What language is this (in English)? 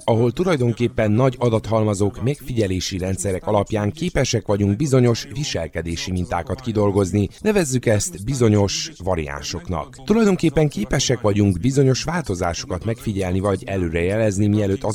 Hungarian